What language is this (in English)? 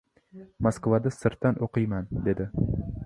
Uzbek